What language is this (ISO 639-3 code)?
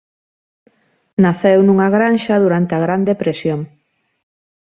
glg